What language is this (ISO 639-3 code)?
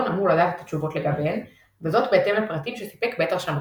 heb